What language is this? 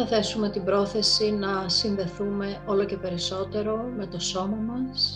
Greek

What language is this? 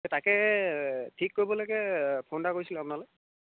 Assamese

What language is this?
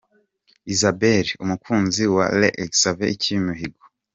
Kinyarwanda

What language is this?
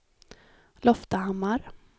Swedish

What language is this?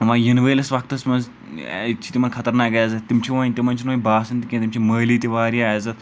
Kashmiri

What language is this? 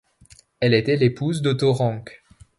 French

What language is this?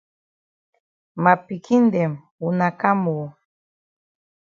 Cameroon Pidgin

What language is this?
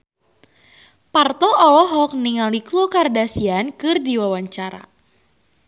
Sundanese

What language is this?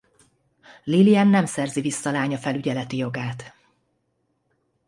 Hungarian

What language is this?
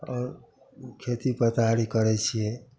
Maithili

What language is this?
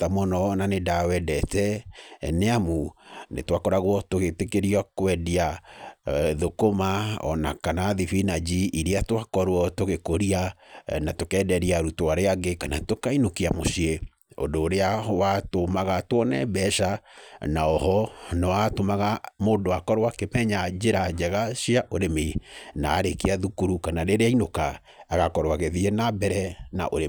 Kikuyu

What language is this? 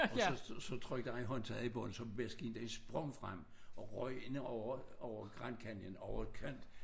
Danish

